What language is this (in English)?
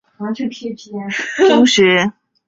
Chinese